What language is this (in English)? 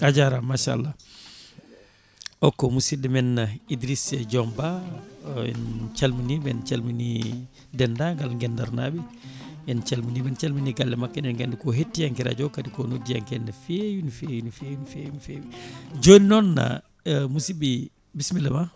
Fula